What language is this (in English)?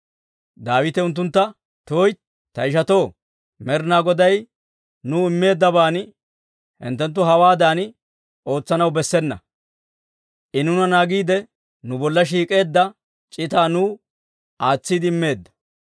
Dawro